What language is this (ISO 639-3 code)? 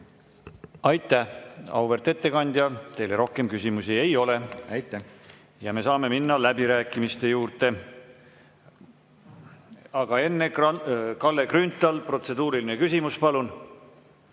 est